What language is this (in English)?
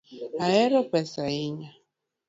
Luo (Kenya and Tanzania)